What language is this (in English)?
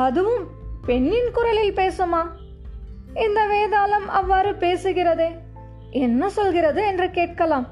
Tamil